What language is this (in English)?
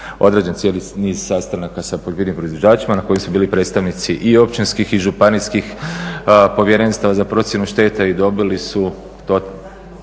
Croatian